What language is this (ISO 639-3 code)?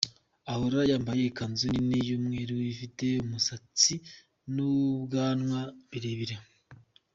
kin